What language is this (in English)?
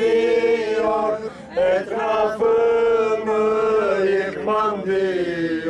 Turkish